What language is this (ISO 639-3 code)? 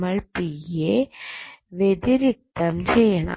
mal